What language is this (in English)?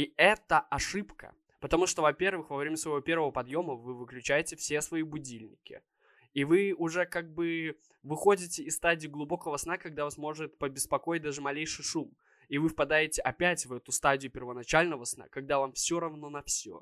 Russian